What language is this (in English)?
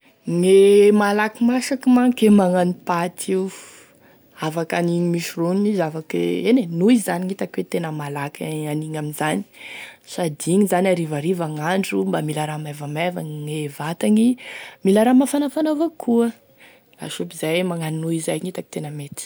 Tesaka Malagasy